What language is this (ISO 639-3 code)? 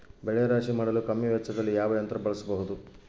kan